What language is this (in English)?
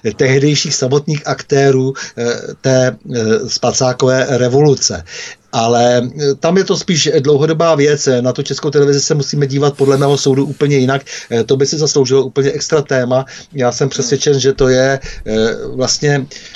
Czech